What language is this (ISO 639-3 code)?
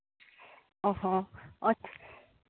sat